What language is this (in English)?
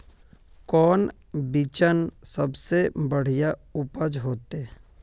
Magahi